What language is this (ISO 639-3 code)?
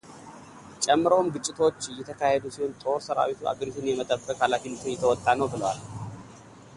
amh